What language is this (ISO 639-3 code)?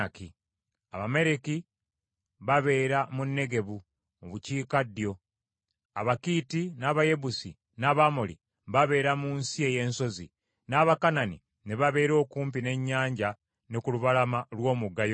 lug